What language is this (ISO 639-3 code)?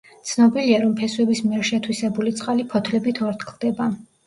kat